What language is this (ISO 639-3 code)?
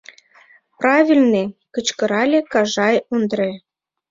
chm